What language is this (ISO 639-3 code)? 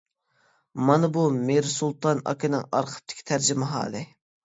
uig